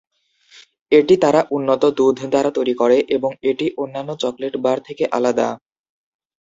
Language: Bangla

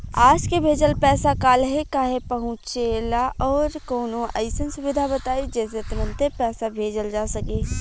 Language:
Bhojpuri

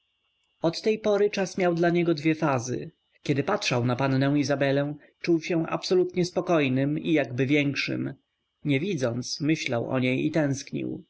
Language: Polish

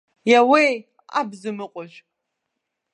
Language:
Abkhazian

